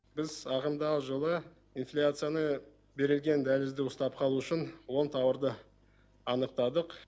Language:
Kazakh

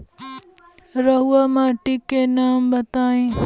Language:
Bhojpuri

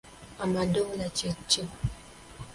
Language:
Ganda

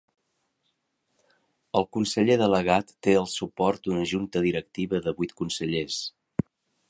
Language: Catalan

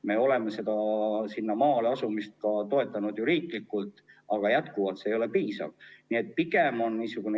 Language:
Estonian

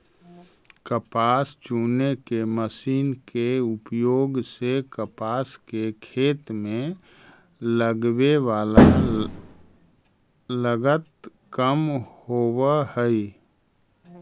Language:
Magahi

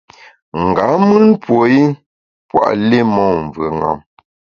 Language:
Bamun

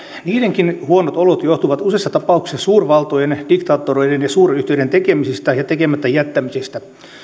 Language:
Finnish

